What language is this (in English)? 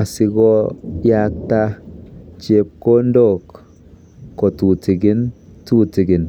Kalenjin